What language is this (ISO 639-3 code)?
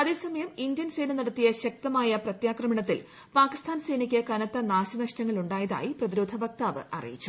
mal